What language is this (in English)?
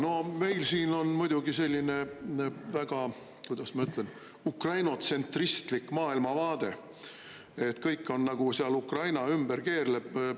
Estonian